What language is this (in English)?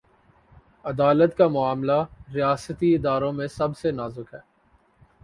Urdu